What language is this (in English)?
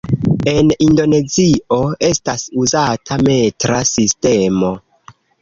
Esperanto